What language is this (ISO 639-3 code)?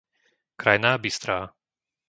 slk